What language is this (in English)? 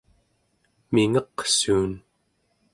Central Yupik